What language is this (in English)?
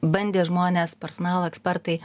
Lithuanian